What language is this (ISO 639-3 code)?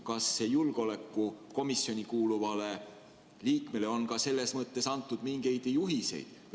est